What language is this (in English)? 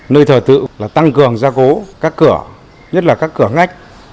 Vietnamese